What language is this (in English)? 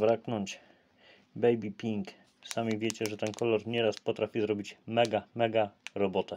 Polish